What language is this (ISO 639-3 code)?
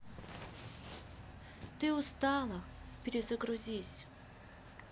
rus